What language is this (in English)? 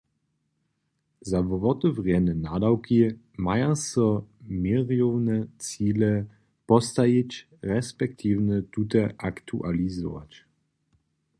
Upper Sorbian